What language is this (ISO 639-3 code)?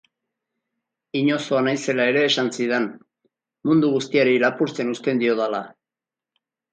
eus